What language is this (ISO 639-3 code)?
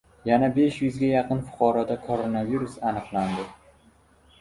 uzb